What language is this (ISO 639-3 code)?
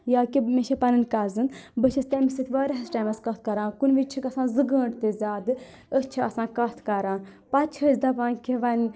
kas